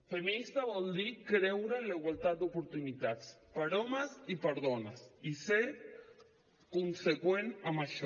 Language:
Catalan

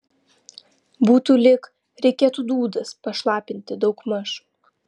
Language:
Lithuanian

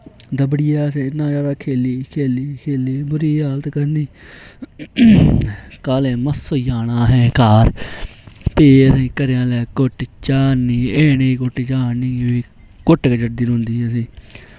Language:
Dogri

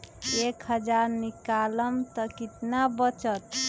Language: Magahi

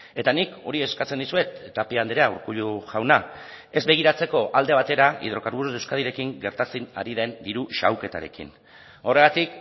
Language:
Basque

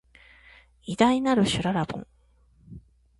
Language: Japanese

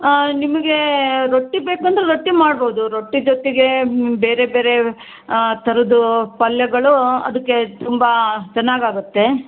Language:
Kannada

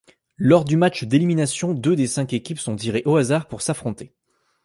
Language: French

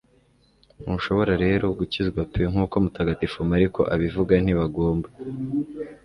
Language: Kinyarwanda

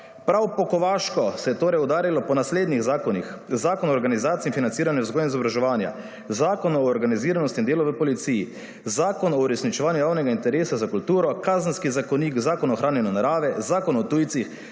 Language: Slovenian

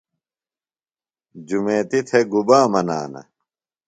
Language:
Phalura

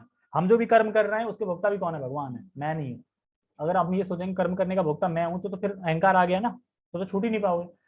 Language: Hindi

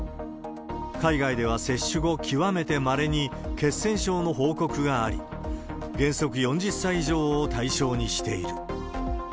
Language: Japanese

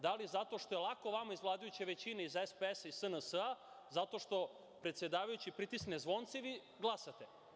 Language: Serbian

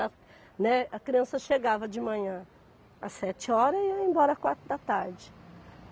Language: Portuguese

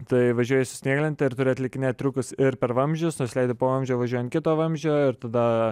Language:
Lithuanian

